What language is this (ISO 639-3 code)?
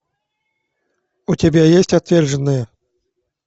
rus